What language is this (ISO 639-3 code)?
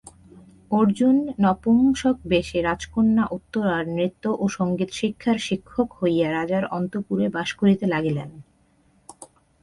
ben